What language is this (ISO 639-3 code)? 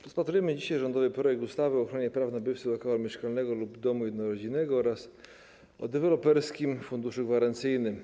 pol